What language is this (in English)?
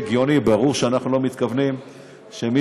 Hebrew